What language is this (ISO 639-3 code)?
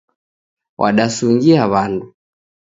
dav